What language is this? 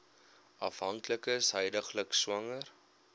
Afrikaans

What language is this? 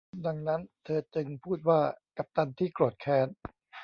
Thai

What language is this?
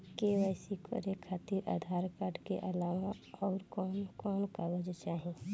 Bhojpuri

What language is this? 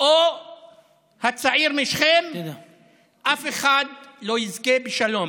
Hebrew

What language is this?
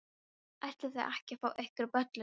Icelandic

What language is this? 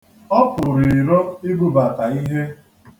Igbo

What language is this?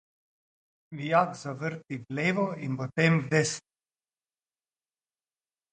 Slovenian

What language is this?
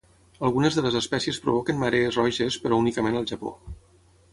Catalan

